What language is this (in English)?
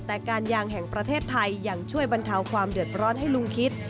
Thai